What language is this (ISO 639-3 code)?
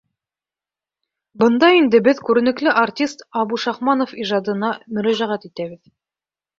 bak